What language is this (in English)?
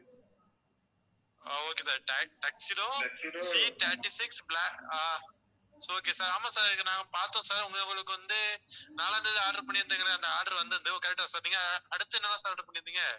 Tamil